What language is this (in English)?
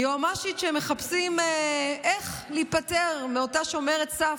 Hebrew